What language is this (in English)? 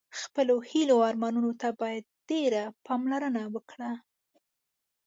Pashto